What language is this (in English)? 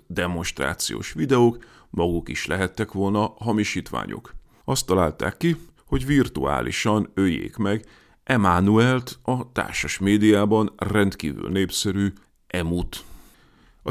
Hungarian